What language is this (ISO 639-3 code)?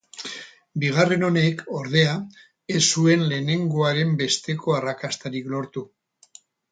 eus